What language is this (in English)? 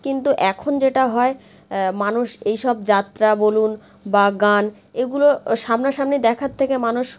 Bangla